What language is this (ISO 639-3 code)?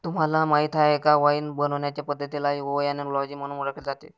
mar